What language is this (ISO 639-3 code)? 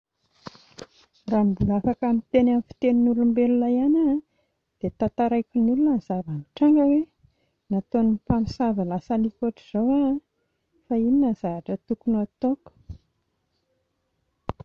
mlg